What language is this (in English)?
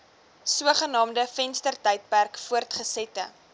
Afrikaans